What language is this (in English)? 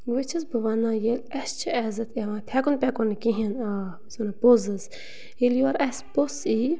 Kashmiri